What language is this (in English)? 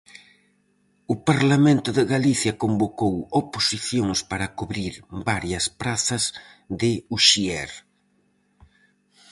Galician